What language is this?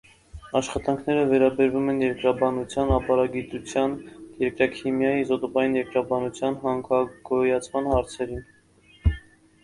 Armenian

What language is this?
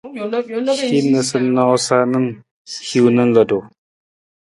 Nawdm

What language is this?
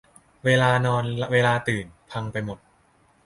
Thai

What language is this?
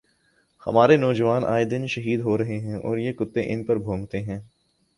Urdu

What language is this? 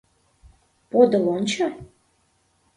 Mari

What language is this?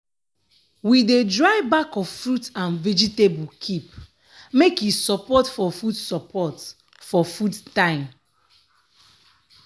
Nigerian Pidgin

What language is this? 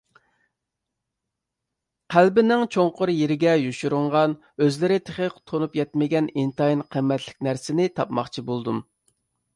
Uyghur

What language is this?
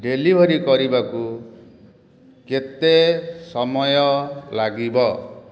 Odia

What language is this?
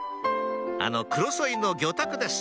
Japanese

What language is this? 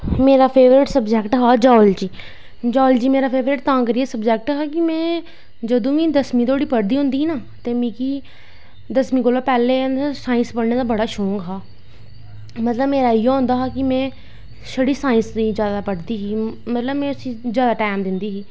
Dogri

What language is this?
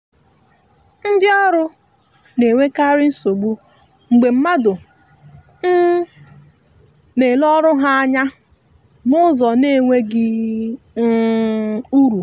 Igbo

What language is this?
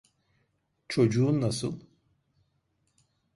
Turkish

